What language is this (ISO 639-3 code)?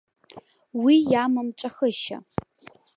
abk